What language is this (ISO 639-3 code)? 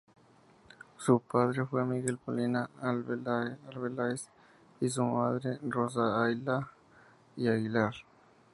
spa